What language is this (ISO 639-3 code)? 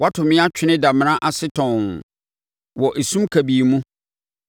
aka